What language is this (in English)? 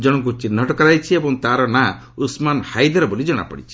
Odia